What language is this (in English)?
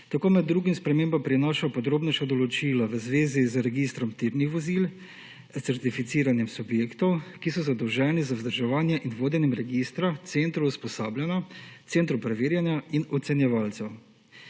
Slovenian